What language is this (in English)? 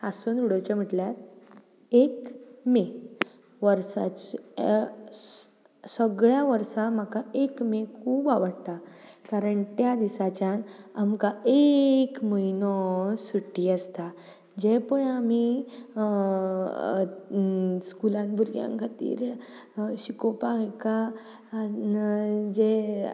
Konkani